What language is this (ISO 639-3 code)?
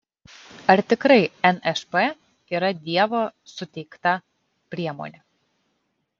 lit